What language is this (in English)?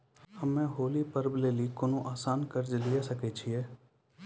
Maithili